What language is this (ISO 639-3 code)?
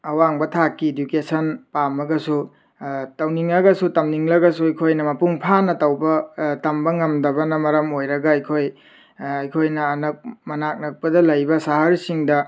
mni